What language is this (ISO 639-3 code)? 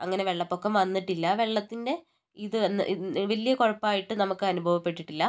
mal